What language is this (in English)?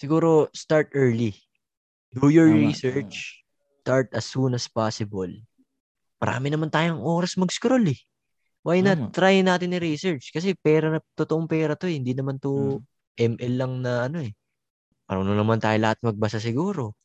Filipino